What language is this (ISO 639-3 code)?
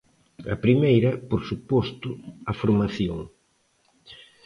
glg